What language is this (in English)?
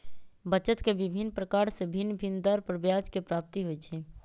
Magahi